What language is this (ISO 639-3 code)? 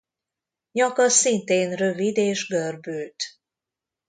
hun